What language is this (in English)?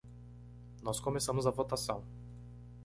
Portuguese